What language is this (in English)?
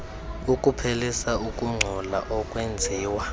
Xhosa